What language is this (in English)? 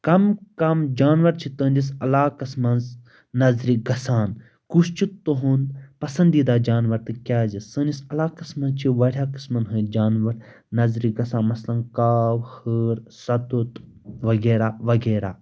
Kashmiri